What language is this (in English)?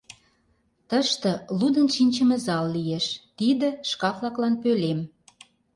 Mari